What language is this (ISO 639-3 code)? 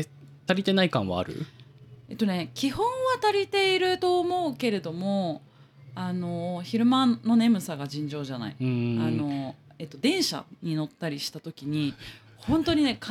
jpn